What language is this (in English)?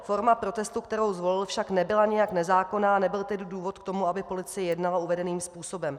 Czech